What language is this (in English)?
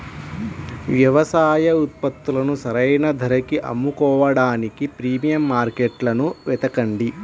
Telugu